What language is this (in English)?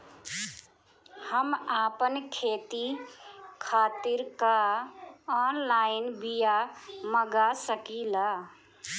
Bhojpuri